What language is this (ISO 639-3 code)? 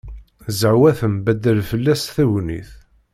kab